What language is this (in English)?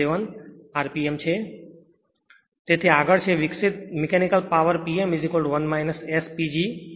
Gujarati